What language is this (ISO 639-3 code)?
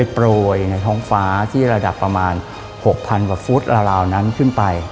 tha